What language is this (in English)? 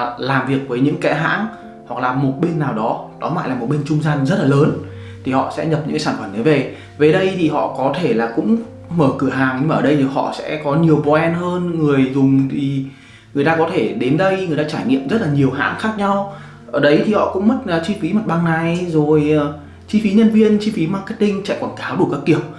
Vietnamese